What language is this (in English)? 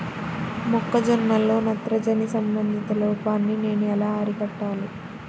Telugu